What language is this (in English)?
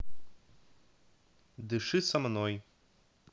Russian